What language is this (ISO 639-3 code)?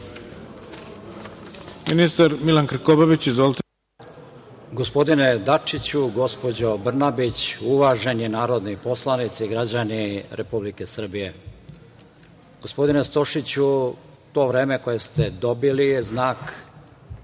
srp